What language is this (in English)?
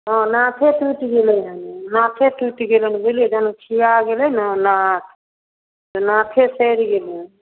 Maithili